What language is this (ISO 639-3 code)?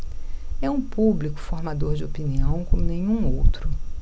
por